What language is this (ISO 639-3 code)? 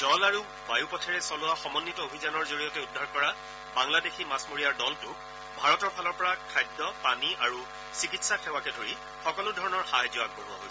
asm